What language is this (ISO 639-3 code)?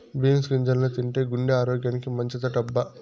tel